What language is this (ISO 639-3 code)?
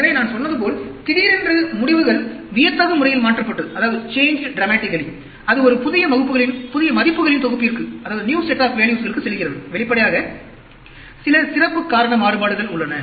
tam